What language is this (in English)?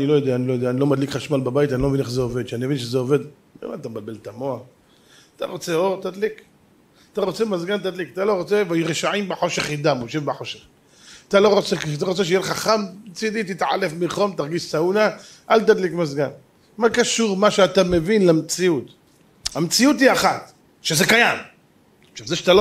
Hebrew